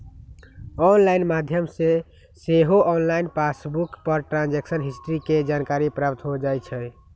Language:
Magahi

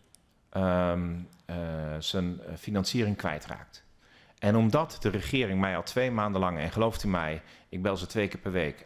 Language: Dutch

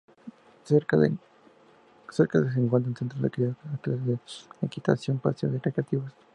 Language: Spanish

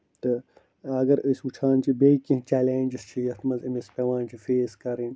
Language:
Kashmiri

